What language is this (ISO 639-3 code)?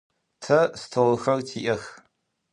ady